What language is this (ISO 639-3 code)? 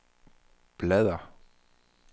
dan